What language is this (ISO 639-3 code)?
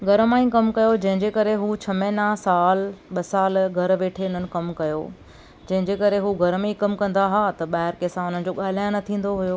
snd